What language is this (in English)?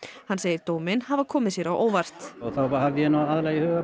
Icelandic